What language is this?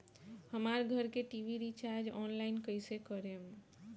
Bhojpuri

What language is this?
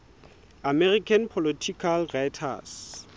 Southern Sotho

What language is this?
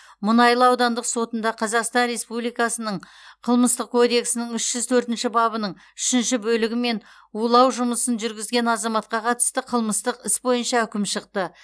Kazakh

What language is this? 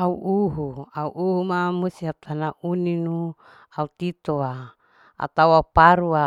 Larike-Wakasihu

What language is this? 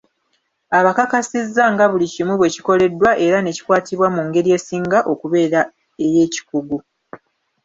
Ganda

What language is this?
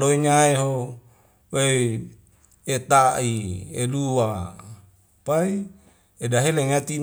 Wemale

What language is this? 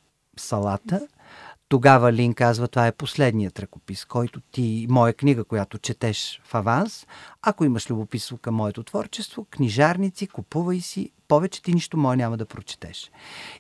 Bulgarian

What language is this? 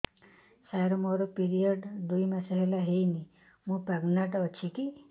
Odia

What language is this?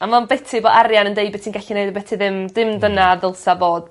Welsh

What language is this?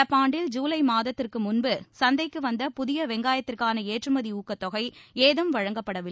Tamil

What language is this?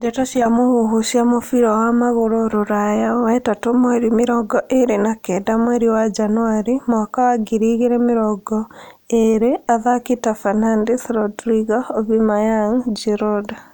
Kikuyu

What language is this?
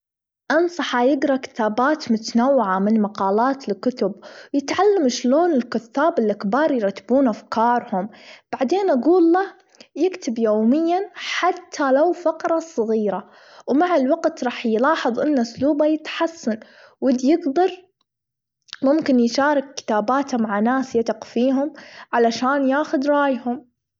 Gulf Arabic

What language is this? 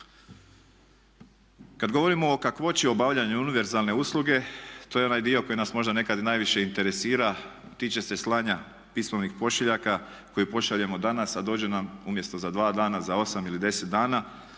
Croatian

